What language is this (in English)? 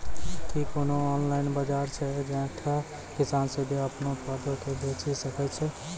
Maithili